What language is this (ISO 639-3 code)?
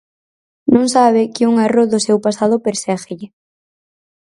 glg